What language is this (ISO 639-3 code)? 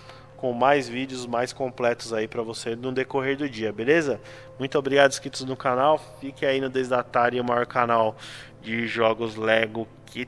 por